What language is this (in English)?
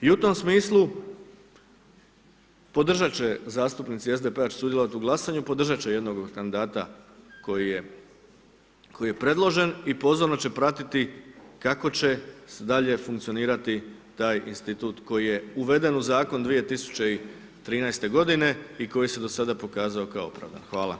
Croatian